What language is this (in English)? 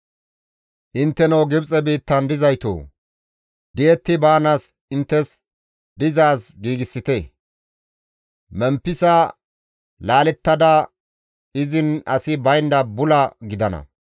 Gamo